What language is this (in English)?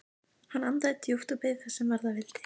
Icelandic